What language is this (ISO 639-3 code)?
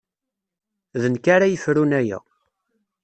kab